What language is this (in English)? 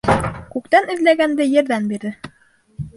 Bashkir